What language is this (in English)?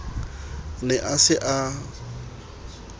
Southern Sotho